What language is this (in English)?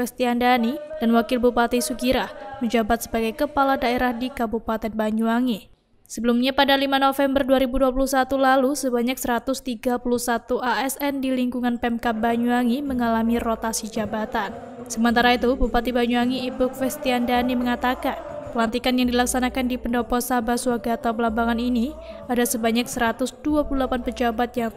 Indonesian